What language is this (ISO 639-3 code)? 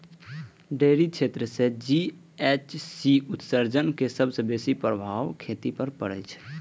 mai